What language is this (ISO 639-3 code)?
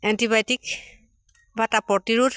asm